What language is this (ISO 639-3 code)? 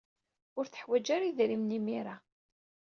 kab